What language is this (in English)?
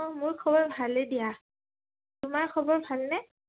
Assamese